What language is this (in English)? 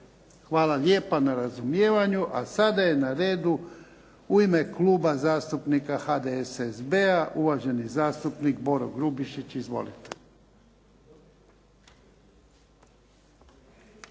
Croatian